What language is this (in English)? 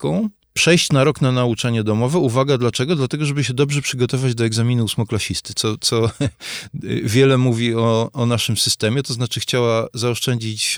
Polish